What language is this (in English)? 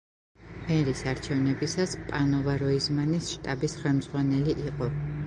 Georgian